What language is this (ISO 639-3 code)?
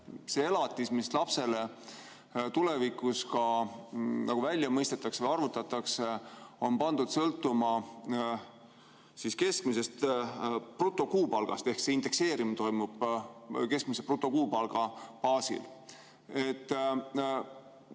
est